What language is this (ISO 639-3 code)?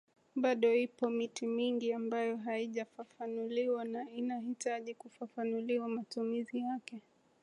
swa